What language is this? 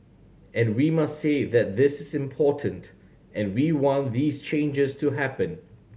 English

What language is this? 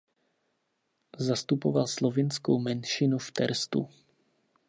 Czech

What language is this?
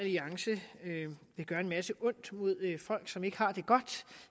Danish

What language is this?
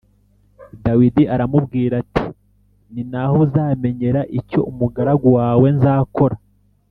Kinyarwanda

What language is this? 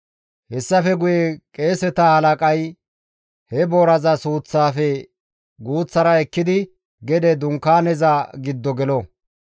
Gamo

